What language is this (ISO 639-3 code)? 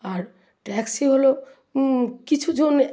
ben